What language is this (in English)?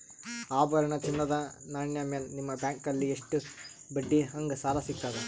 Kannada